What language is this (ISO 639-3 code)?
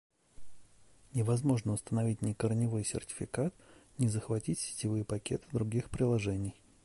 rus